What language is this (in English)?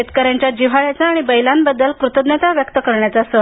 Marathi